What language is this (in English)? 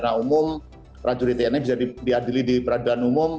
Indonesian